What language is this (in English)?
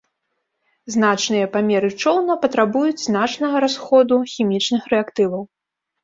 Belarusian